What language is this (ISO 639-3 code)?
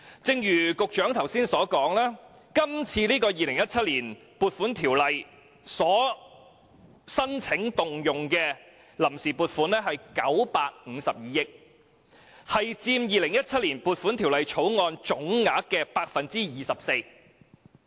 yue